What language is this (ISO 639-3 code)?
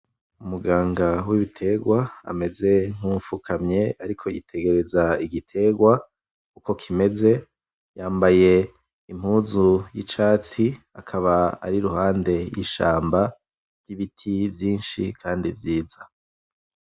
run